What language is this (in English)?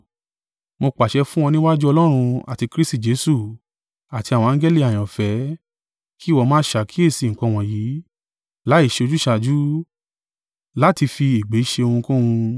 Yoruba